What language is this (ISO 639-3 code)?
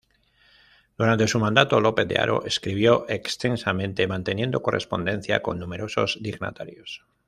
spa